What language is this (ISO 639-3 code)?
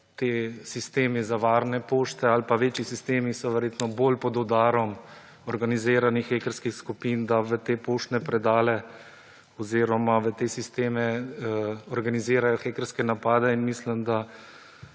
slv